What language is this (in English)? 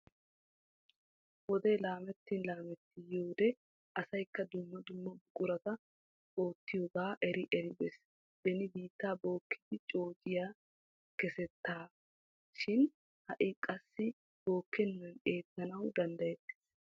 Wolaytta